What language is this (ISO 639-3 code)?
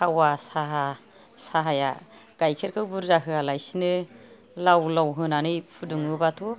brx